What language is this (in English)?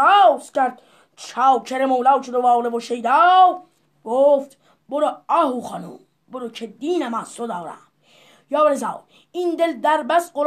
Persian